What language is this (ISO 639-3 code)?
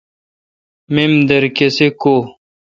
xka